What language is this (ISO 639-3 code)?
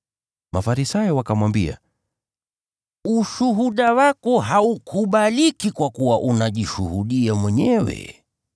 swa